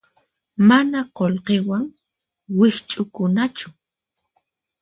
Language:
Puno Quechua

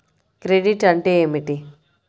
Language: Telugu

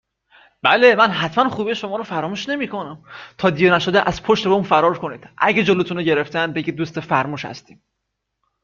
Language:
Persian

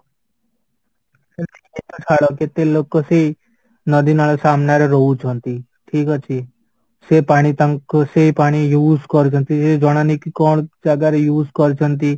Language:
Odia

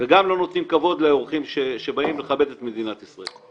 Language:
Hebrew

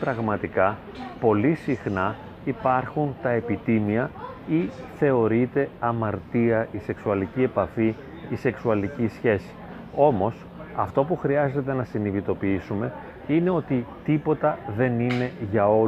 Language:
Greek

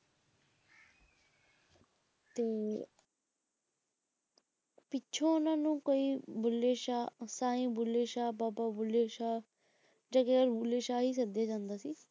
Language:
Punjabi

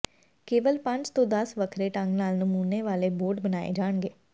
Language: Punjabi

